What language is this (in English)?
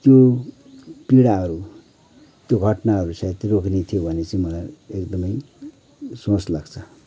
Nepali